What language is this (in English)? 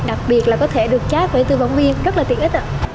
Vietnamese